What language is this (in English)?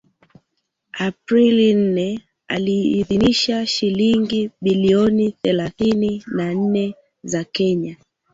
Swahili